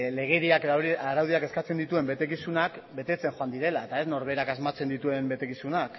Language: Basque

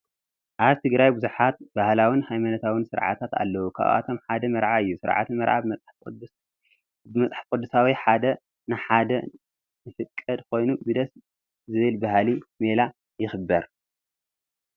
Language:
Tigrinya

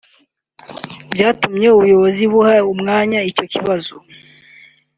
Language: Kinyarwanda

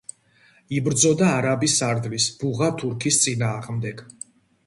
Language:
Georgian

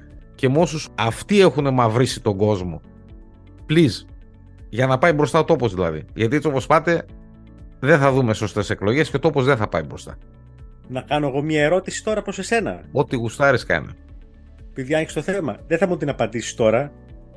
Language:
Greek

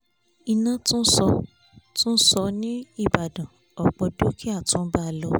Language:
Yoruba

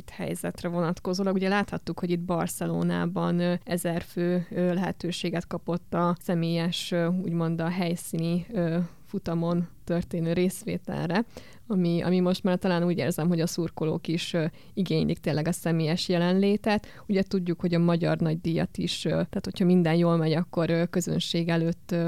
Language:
Hungarian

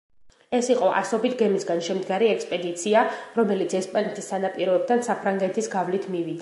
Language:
Georgian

